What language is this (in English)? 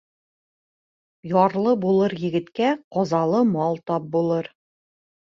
Bashkir